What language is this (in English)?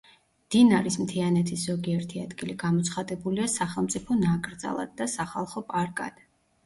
Georgian